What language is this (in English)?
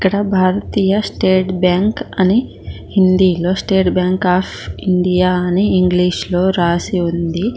Telugu